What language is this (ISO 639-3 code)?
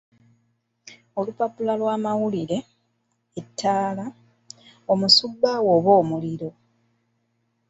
lug